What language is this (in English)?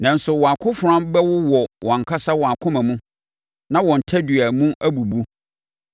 Akan